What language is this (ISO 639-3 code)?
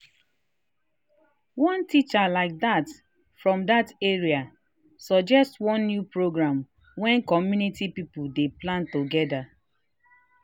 pcm